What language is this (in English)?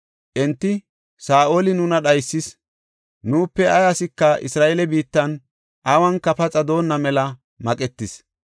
Gofa